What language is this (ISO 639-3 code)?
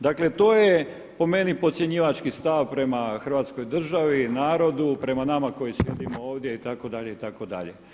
hrv